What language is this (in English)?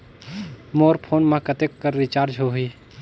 Chhattisgarhi